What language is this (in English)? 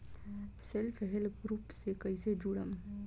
Bhojpuri